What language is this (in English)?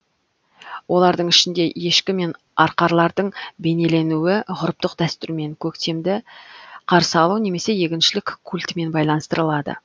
Kazakh